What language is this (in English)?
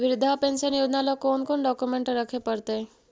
Magahi